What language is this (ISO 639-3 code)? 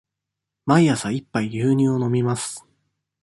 jpn